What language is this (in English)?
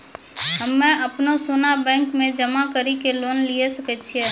Maithili